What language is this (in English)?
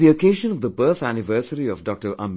English